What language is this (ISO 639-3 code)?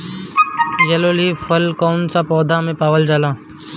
bho